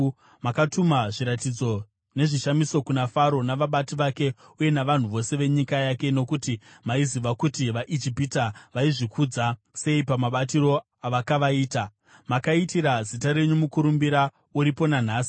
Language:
Shona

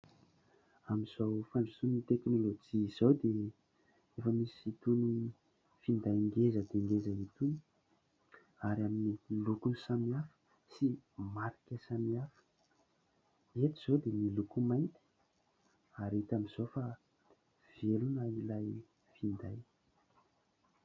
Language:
Malagasy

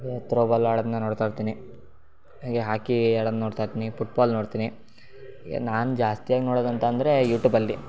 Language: Kannada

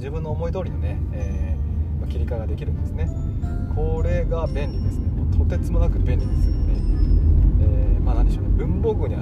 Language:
Japanese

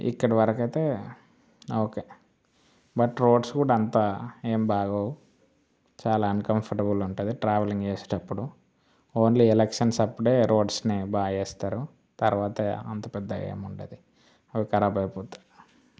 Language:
Telugu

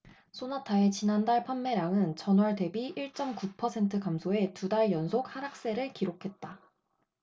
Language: Korean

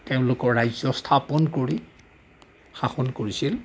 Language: Assamese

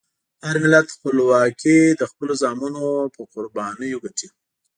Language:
Pashto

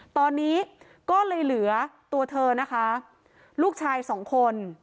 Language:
Thai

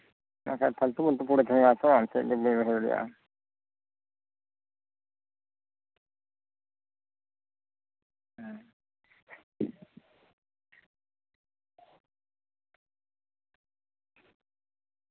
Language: Santali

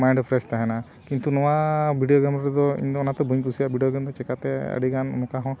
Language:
Santali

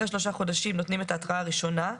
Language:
Hebrew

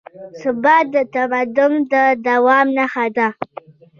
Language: Pashto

